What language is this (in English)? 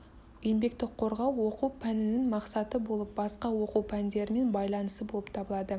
Kazakh